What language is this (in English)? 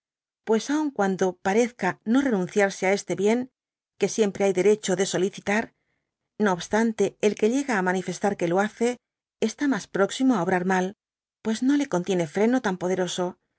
Spanish